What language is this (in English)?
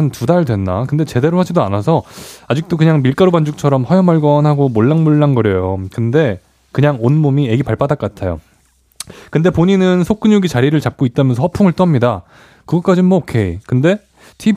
Korean